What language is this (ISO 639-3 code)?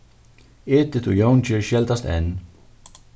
fao